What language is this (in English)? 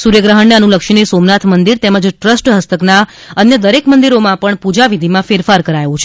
Gujarati